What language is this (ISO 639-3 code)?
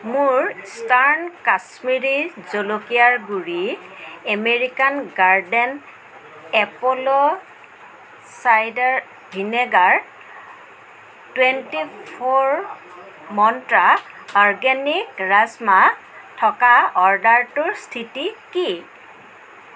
asm